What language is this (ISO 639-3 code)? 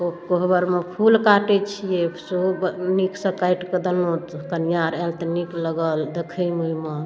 mai